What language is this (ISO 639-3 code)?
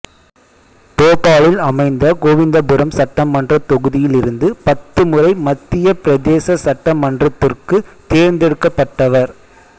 tam